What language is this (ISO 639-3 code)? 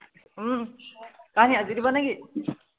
asm